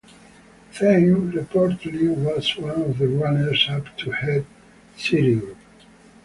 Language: English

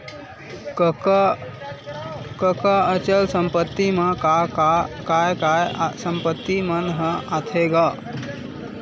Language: Chhattisgarhi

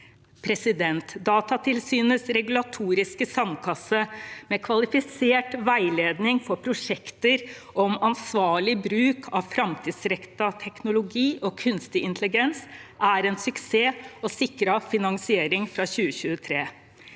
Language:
Norwegian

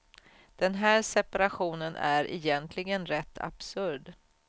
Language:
Swedish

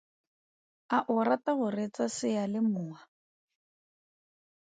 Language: Tswana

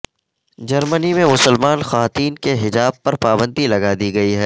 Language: Urdu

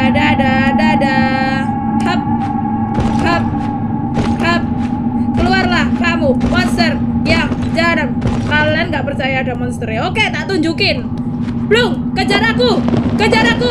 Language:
Indonesian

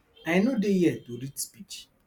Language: Nigerian Pidgin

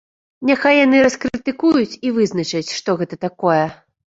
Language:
Belarusian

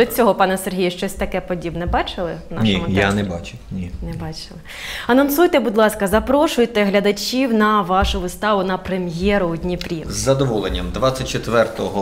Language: Ukrainian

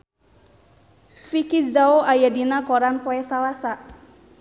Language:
Sundanese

